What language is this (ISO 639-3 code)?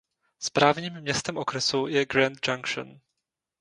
ces